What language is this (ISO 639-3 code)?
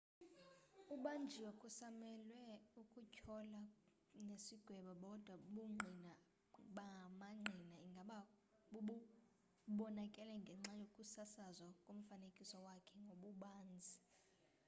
xho